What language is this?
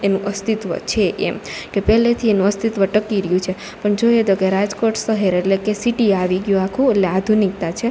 Gujarati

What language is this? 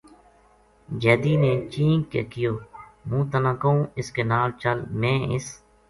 Gujari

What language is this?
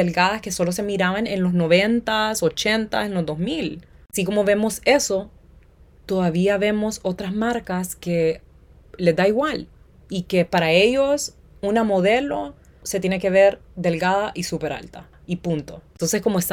Spanish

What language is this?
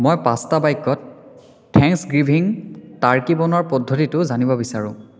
Assamese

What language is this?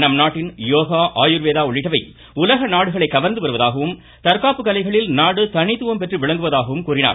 Tamil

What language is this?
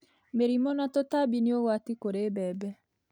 Kikuyu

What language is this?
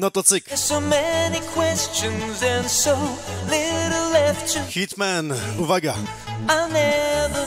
Polish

